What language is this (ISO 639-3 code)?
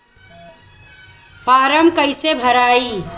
bho